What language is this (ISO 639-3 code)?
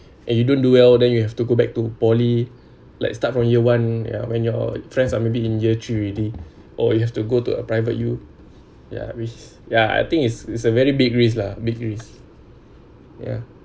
eng